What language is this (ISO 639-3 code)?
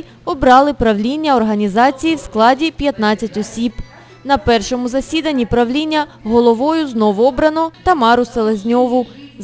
rus